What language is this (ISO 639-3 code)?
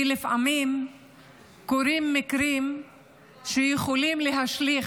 heb